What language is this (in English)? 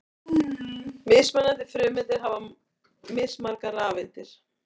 Icelandic